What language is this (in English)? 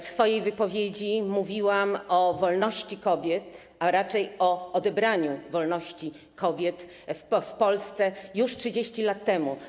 Polish